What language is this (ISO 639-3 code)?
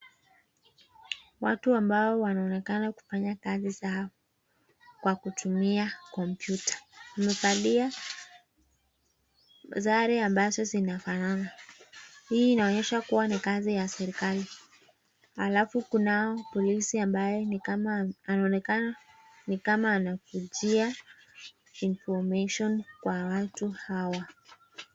swa